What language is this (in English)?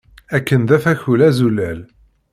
Kabyle